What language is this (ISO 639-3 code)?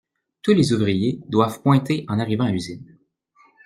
fra